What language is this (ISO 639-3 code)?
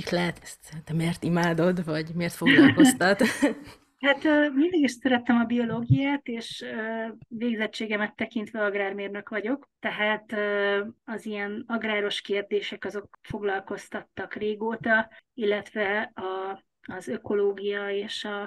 hun